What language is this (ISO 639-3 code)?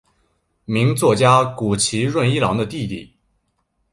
zho